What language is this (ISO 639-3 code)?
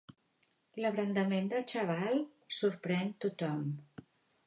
cat